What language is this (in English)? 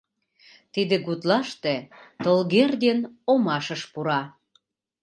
Mari